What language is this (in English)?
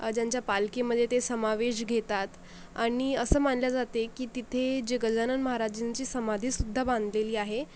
Marathi